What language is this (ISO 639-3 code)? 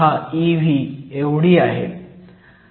mar